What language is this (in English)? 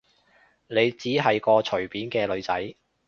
Cantonese